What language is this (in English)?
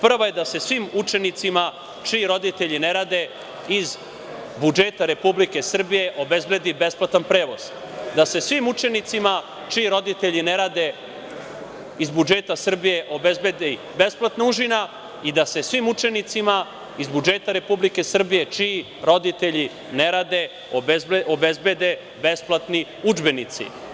Serbian